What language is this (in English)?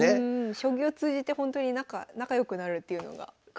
Japanese